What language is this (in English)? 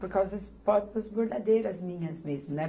Portuguese